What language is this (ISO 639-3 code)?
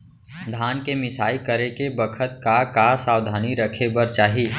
hne